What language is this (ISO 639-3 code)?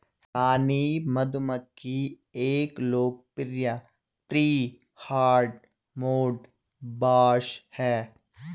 hin